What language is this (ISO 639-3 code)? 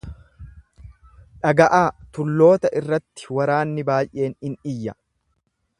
orm